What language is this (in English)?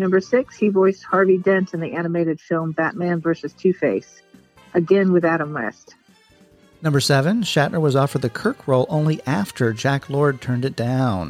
English